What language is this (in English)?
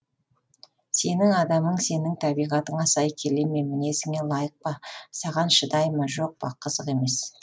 Kazakh